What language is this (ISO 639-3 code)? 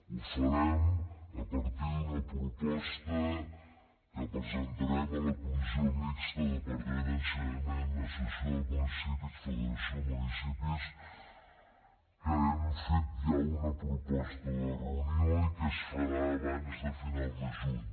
cat